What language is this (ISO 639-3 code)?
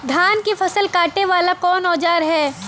bho